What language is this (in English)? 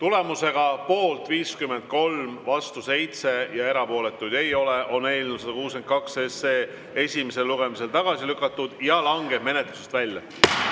Estonian